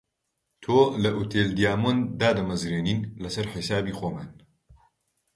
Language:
Central Kurdish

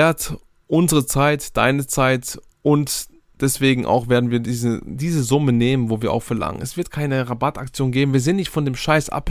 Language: German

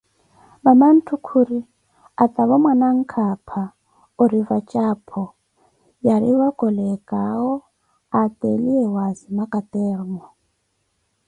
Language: Koti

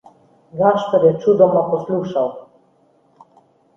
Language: Slovenian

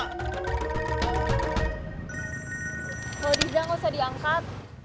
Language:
Indonesian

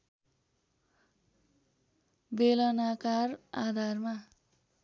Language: Nepali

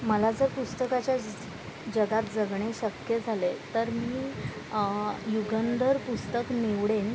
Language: Marathi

